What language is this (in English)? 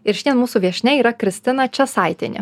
Lithuanian